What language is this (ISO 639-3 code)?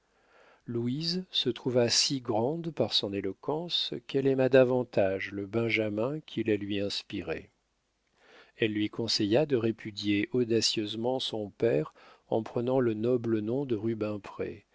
fra